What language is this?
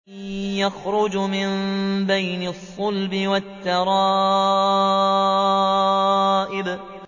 Arabic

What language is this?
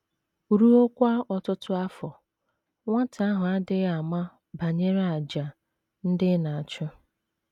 Igbo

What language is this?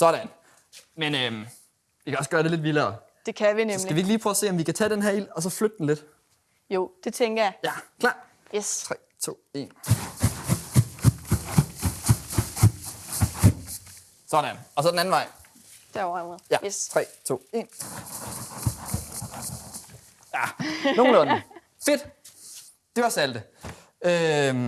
Danish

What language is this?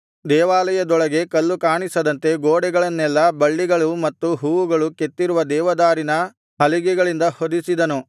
Kannada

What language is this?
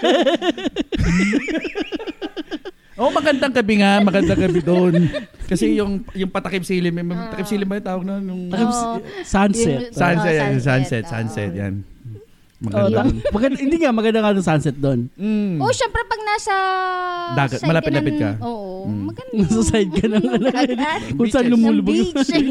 Filipino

